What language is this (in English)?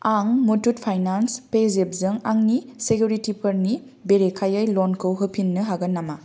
Bodo